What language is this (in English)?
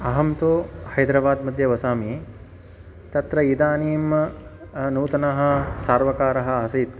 Sanskrit